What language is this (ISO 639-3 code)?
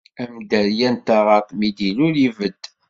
kab